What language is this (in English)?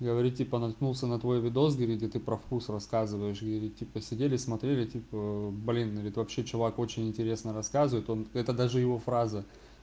Russian